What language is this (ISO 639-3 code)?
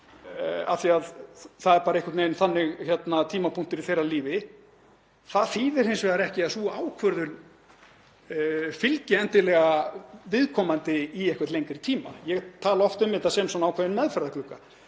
isl